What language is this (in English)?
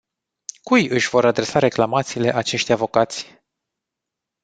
Romanian